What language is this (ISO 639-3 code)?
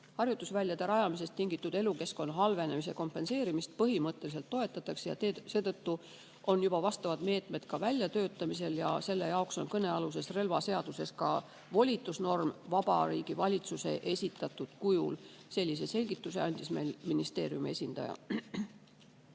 est